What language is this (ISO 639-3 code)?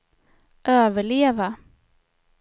swe